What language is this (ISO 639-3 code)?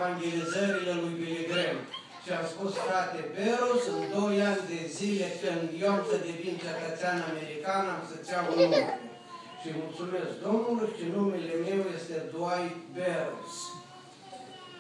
ron